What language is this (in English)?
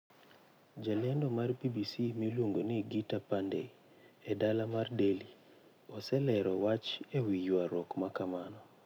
Luo (Kenya and Tanzania)